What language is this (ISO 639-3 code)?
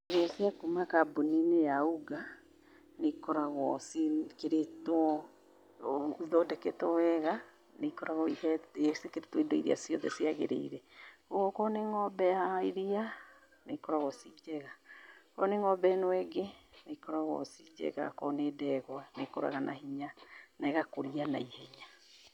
kik